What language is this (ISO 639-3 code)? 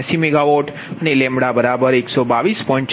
guj